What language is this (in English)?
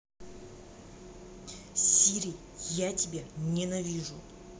Russian